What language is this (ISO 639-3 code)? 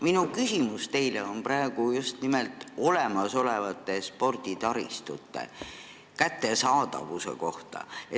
est